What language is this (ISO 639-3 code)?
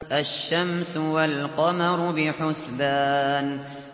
ara